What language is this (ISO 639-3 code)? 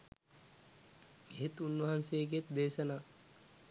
sin